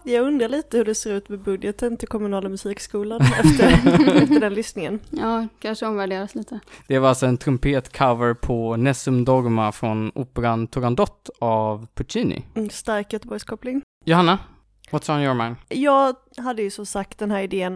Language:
Swedish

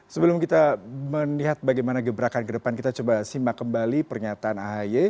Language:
Indonesian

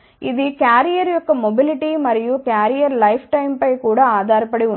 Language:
Telugu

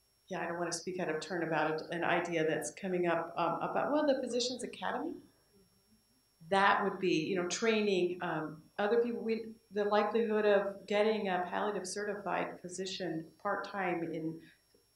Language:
English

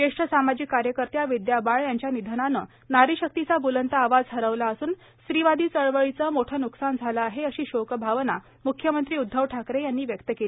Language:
Marathi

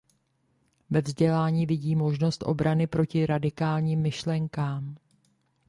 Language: Czech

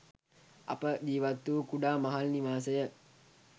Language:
Sinhala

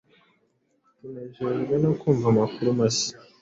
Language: Kinyarwanda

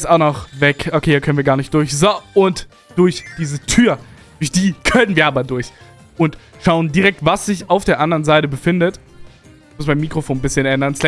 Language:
German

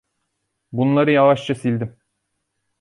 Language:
Turkish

